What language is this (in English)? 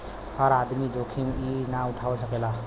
Bhojpuri